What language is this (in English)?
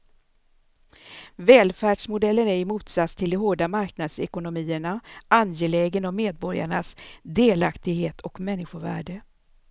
Swedish